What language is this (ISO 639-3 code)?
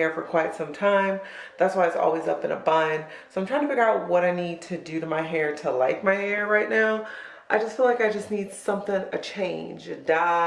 eng